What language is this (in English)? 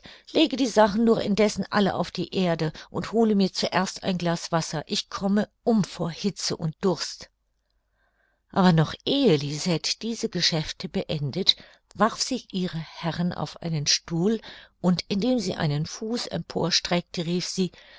German